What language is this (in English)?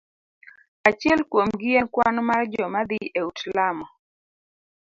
Luo (Kenya and Tanzania)